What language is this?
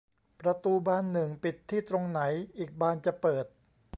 Thai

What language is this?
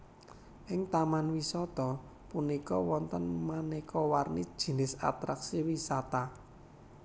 Javanese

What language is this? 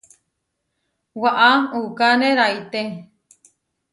Huarijio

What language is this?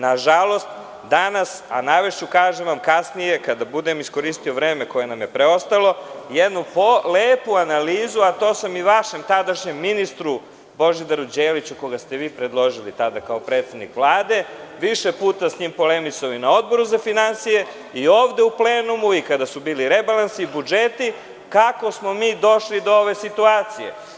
Serbian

